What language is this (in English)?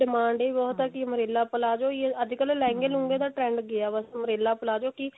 Punjabi